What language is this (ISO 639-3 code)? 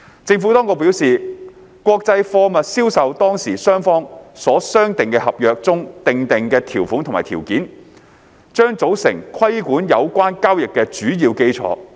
yue